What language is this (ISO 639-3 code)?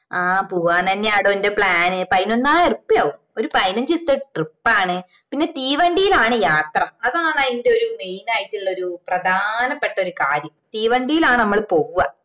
mal